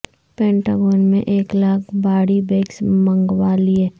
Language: Urdu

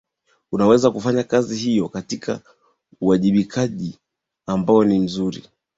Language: Swahili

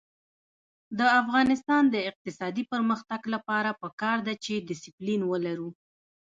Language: Pashto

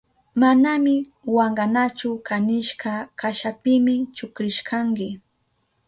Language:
Southern Pastaza Quechua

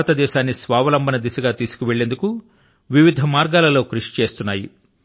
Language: Telugu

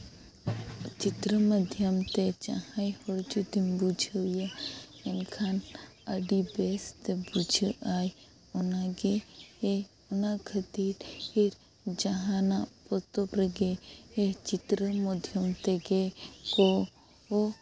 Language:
Santali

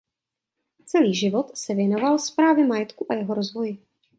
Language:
Czech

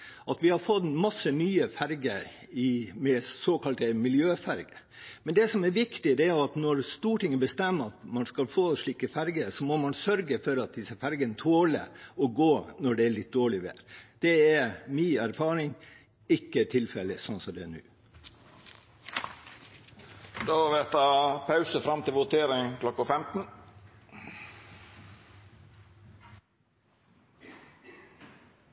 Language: Norwegian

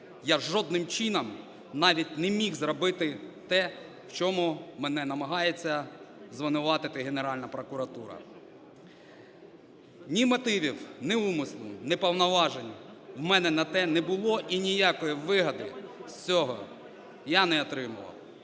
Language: Ukrainian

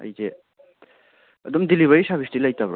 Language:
Manipuri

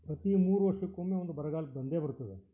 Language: Kannada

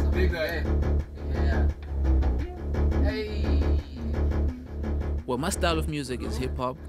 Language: English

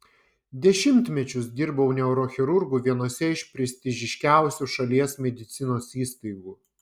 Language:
Lithuanian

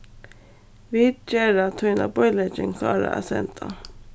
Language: Faroese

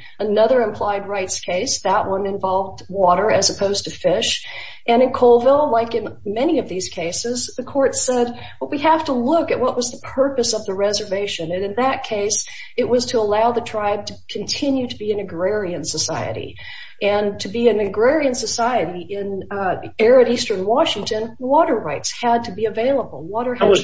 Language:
English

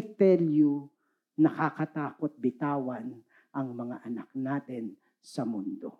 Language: Filipino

